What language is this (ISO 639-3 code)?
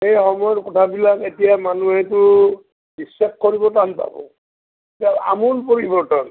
asm